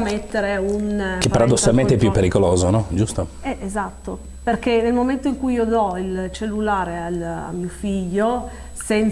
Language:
Italian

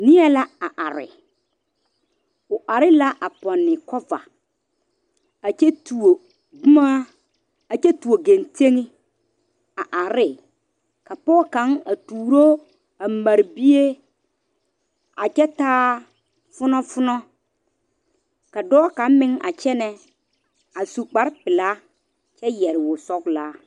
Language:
Southern Dagaare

